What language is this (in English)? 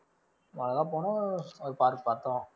Tamil